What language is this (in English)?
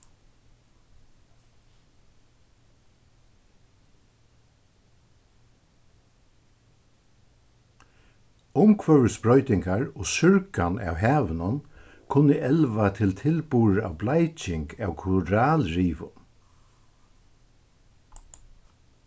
Faroese